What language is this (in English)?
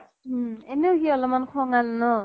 Assamese